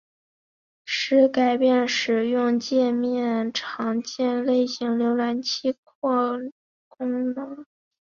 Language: Chinese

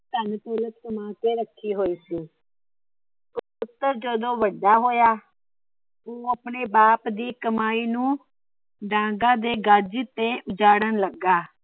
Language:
Punjabi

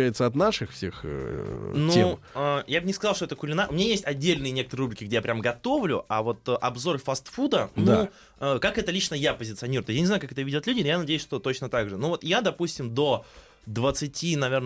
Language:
Russian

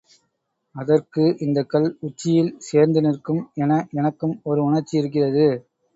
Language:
Tamil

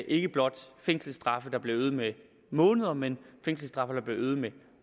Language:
Danish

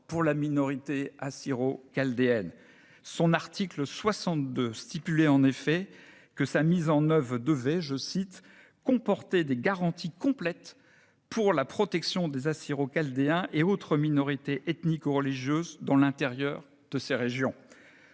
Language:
French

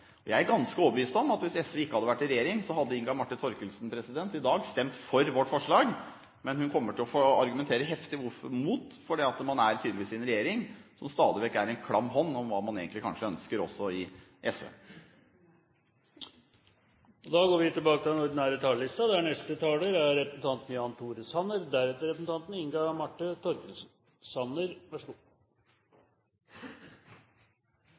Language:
Norwegian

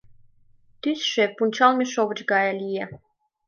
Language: Mari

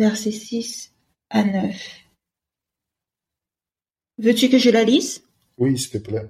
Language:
French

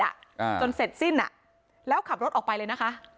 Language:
Thai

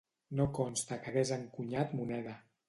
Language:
Catalan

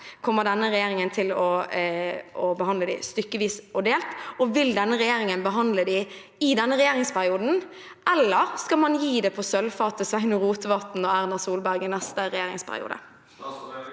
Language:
Norwegian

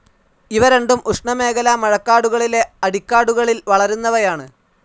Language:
Malayalam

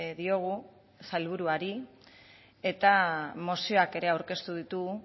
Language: Basque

